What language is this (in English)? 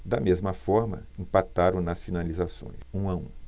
Portuguese